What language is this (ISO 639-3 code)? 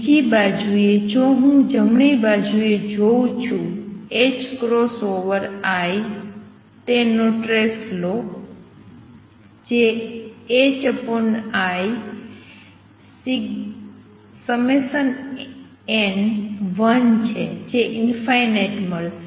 guj